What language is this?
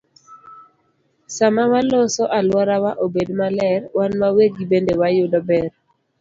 Luo (Kenya and Tanzania)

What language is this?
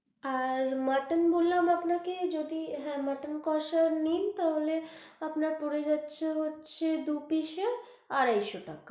Bangla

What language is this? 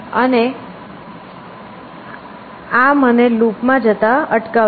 Gujarati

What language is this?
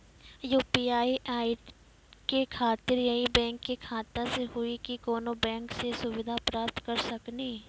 Maithili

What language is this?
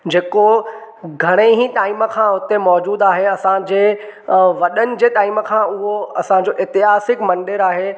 Sindhi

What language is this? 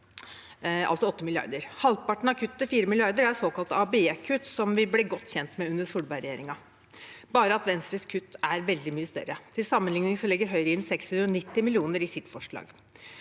Norwegian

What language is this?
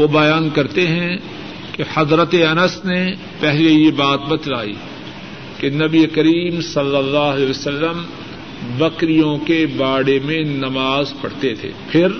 Urdu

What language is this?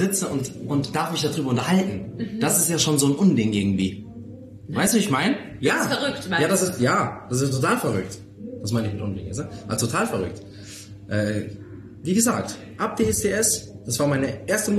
German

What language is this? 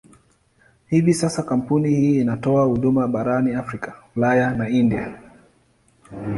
Swahili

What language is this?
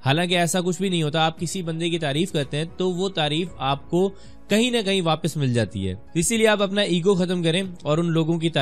Urdu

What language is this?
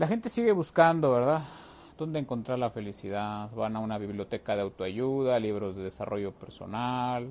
Spanish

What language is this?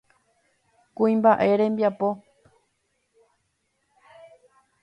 Guarani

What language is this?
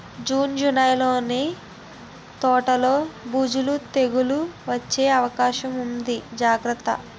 Telugu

